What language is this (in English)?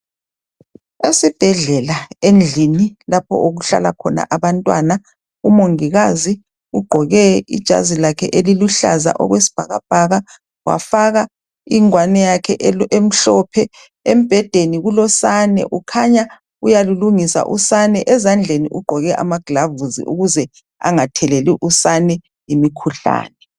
North Ndebele